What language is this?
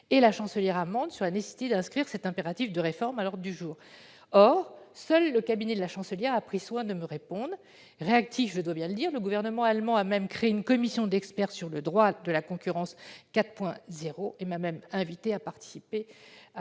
French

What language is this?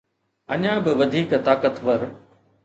Sindhi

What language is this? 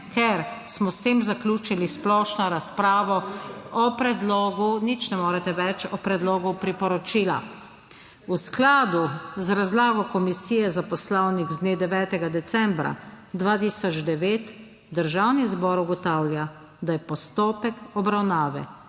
Slovenian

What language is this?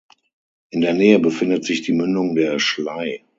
German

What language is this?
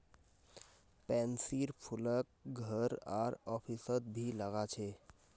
Magahi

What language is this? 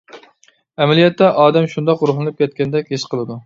Uyghur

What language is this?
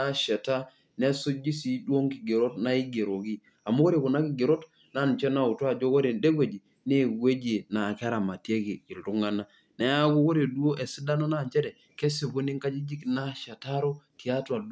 Masai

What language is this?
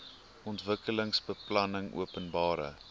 Afrikaans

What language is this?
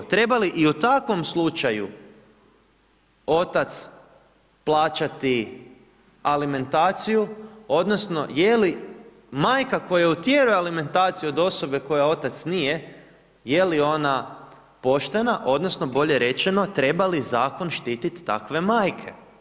Croatian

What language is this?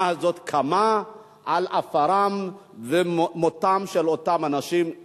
Hebrew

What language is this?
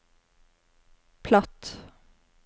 Norwegian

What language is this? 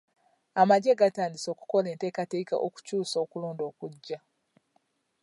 Ganda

